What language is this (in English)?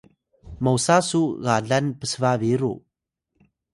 Atayal